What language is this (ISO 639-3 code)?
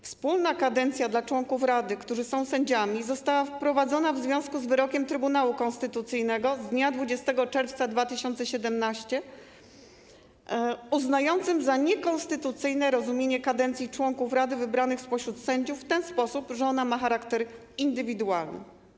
pol